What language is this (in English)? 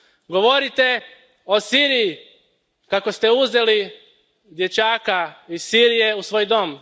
Croatian